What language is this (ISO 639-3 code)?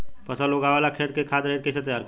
bho